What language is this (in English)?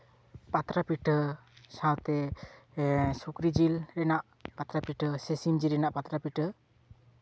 Santali